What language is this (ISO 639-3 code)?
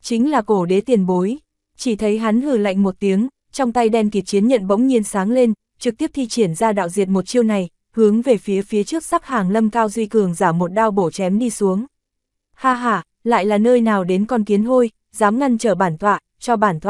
vie